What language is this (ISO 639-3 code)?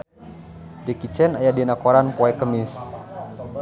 sun